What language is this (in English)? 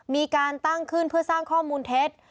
Thai